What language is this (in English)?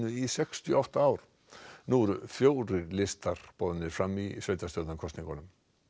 Icelandic